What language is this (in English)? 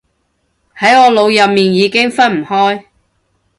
Cantonese